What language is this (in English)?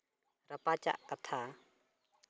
Santali